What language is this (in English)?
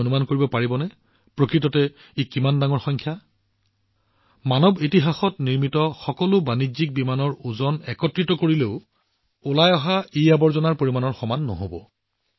Assamese